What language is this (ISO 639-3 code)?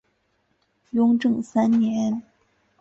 zho